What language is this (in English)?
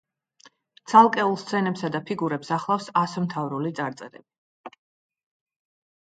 Georgian